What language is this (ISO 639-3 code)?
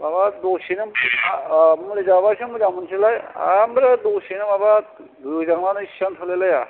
brx